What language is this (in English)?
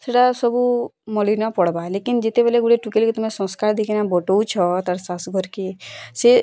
Odia